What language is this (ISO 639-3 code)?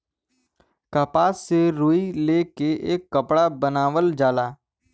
bho